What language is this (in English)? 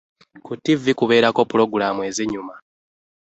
Ganda